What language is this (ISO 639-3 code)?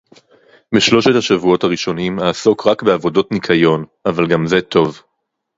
heb